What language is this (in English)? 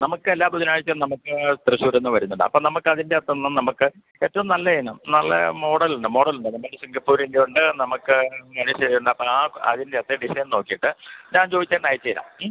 Malayalam